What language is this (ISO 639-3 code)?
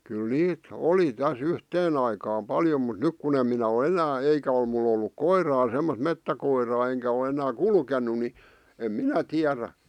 fin